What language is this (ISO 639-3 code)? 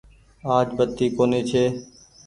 gig